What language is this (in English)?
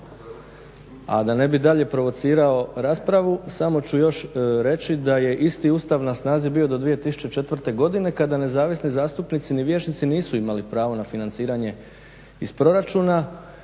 Croatian